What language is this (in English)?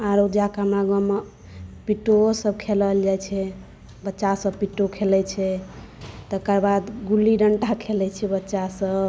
Maithili